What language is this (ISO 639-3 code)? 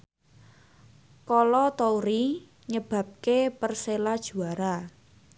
jav